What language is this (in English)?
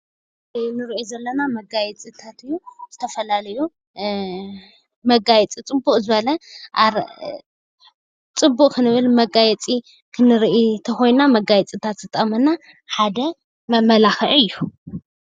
Tigrinya